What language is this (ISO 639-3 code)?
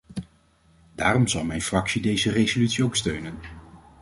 nld